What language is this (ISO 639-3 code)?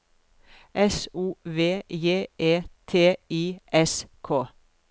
nor